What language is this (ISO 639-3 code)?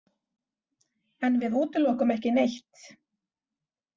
isl